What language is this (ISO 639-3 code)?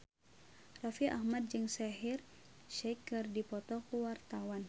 sun